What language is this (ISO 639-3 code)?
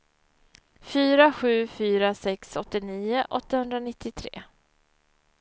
swe